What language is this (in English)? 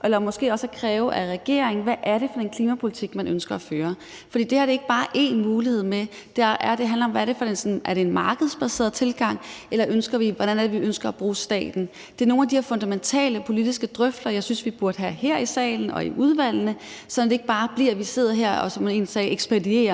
Danish